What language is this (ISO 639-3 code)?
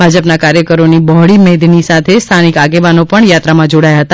guj